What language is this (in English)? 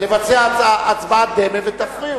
Hebrew